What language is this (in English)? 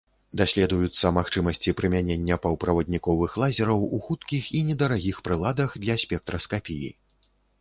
Belarusian